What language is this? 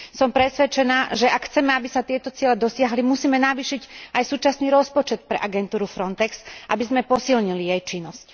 Slovak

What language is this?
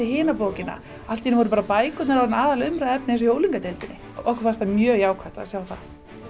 Icelandic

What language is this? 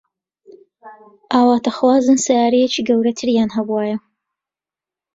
Central Kurdish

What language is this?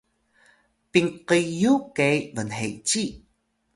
Atayal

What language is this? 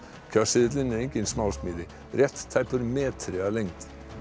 Icelandic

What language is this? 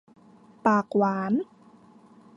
Thai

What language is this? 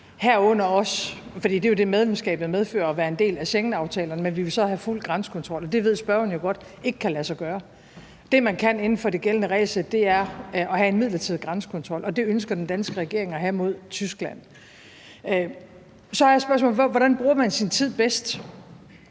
Danish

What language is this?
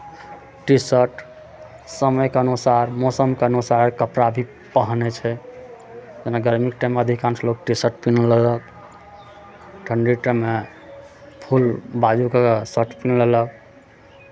Maithili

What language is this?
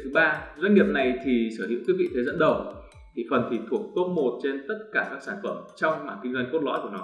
Vietnamese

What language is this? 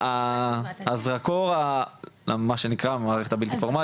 Hebrew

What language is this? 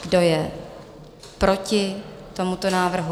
Czech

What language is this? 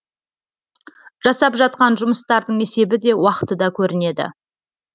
Kazakh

